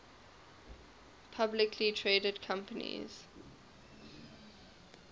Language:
English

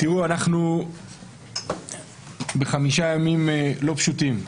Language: Hebrew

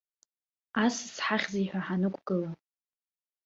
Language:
Abkhazian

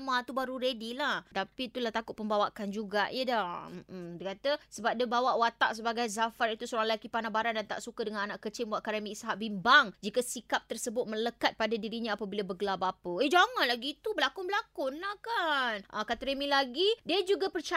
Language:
Malay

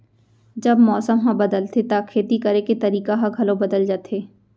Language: Chhattisgarhi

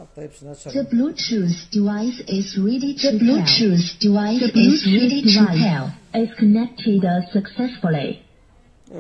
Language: Turkish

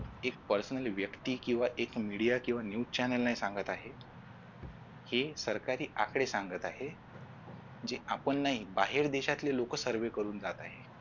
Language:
Marathi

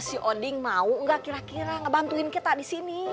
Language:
Indonesian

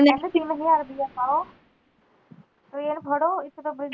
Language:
Punjabi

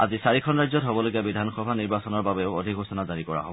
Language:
Assamese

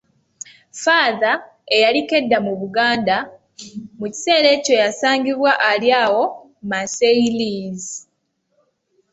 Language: Ganda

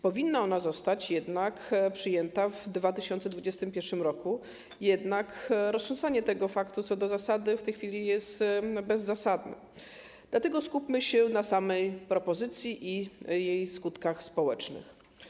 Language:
Polish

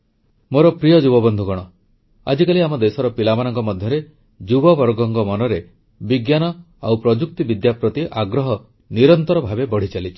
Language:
Odia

